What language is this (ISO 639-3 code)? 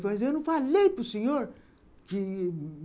por